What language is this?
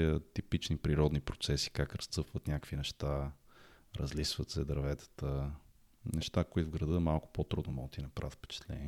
Bulgarian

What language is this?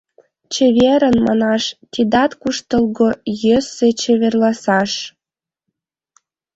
Mari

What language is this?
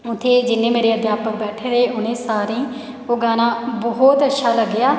Dogri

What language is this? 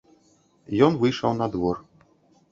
Belarusian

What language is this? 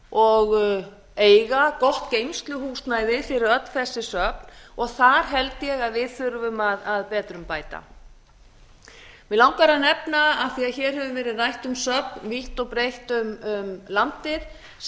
Icelandic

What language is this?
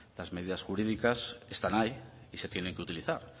Spanish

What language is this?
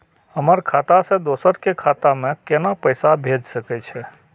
Maithili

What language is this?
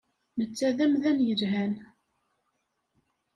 Kabyle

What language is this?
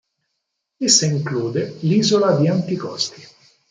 Italian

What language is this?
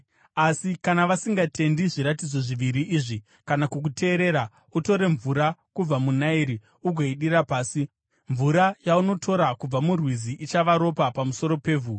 Shona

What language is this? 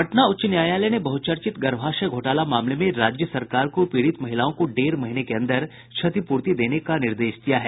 Hindi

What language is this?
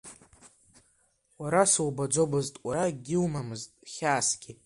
Abkhazian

